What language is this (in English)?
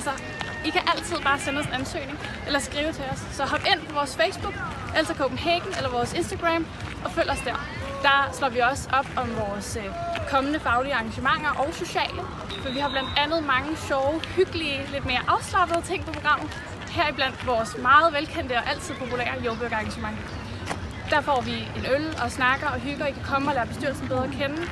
Danish